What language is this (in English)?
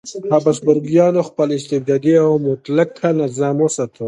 Pashto